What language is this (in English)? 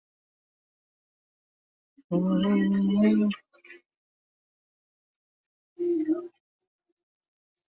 Bangla